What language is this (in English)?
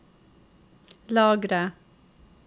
Norwegian